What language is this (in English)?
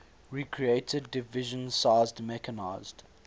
English